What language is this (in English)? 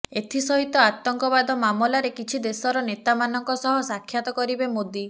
Odia